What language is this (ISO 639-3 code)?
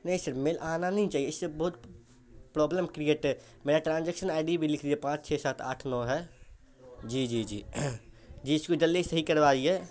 urd